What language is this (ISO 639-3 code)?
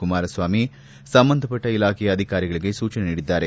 kan